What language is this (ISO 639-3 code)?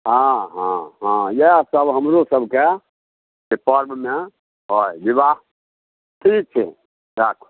mai